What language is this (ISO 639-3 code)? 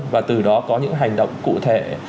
vie